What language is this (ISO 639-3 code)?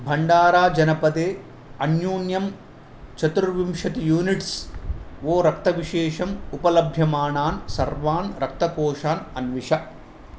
san